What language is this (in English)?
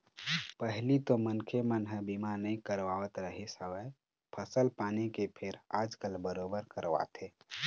Chhattisgarhi